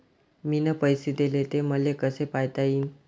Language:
Marathi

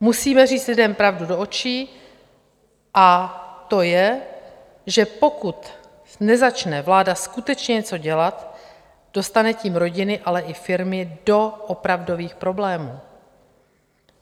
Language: Czech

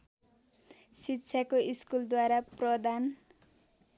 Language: Nepali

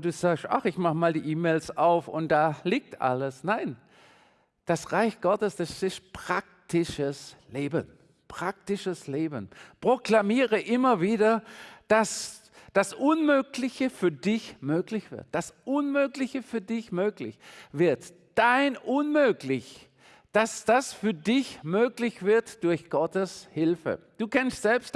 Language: German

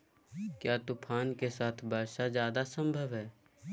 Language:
Magahi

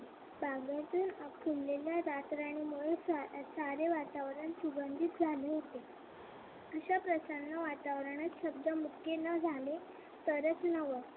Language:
Marathi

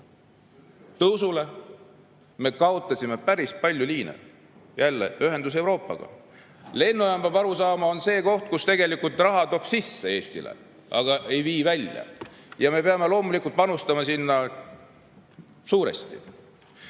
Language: Estonian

